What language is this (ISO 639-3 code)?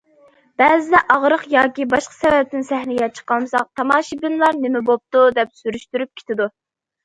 uig